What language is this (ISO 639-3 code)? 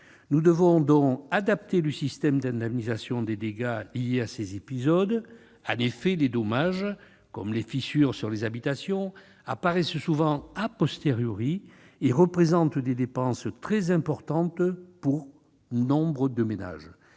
fra